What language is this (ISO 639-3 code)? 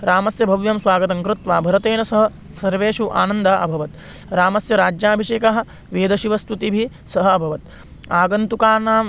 san